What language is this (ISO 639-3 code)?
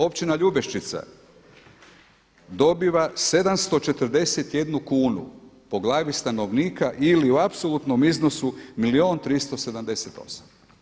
hrv